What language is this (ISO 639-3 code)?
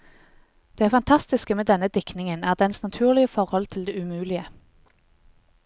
nor